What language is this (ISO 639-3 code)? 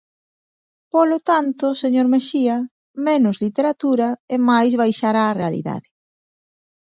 glg